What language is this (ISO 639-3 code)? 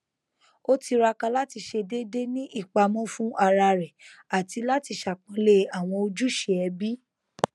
yor